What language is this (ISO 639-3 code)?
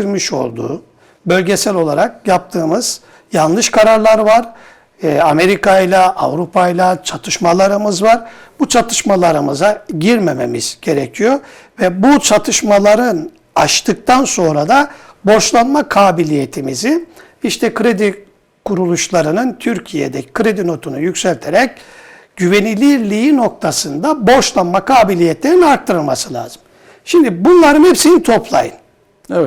tur